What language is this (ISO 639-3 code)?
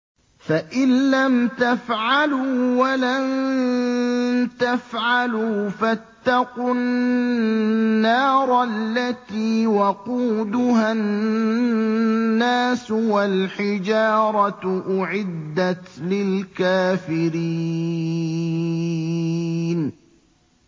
ara